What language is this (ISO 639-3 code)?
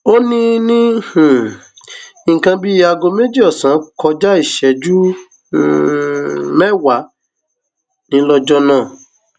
yor